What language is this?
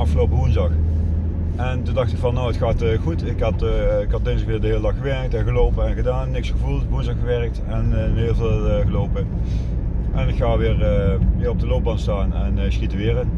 Dutch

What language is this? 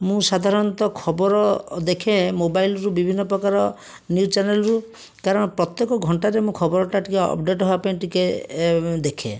Odia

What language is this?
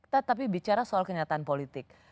Indonesian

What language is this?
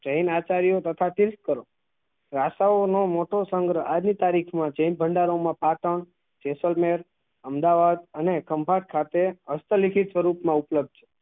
Gujarati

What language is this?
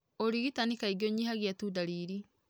Kikuyu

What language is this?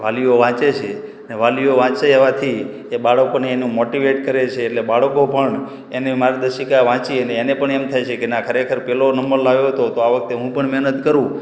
Gujarati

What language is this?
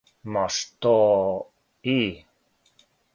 Serbian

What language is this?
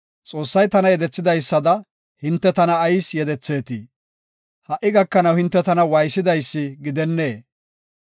Gofa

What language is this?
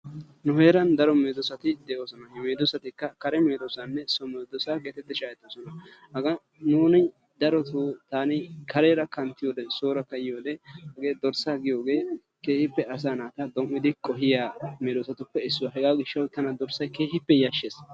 Wolaytta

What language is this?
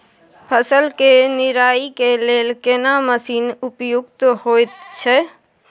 Maithili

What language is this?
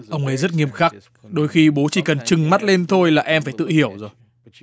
Vietnamese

